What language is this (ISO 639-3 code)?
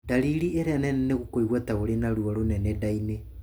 kik